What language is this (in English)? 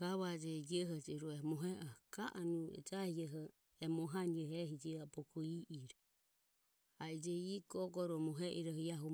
Ömie